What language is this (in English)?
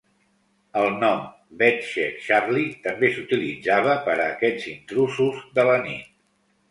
Catalan